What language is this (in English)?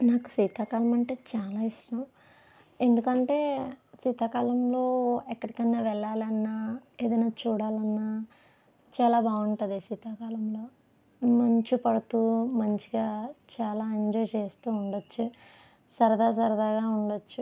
Telugu